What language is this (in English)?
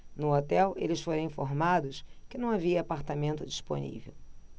Portuguese